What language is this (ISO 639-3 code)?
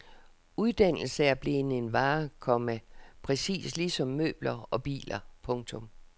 dan